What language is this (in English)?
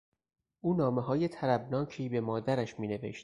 Persian